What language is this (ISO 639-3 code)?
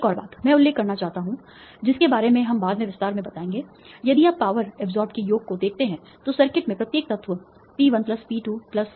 hin